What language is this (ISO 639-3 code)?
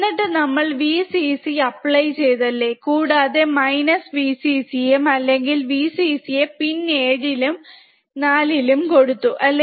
mal